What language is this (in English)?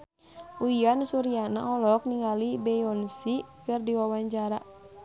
Sundanese